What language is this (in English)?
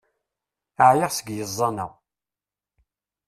Kabyle